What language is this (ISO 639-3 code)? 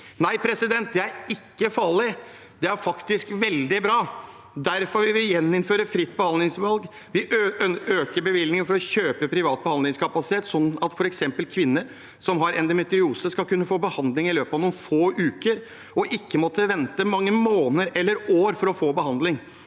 nor